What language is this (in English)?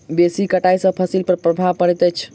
Maithili